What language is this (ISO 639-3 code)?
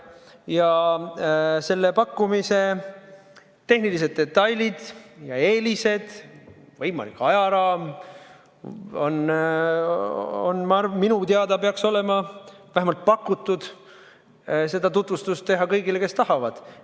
est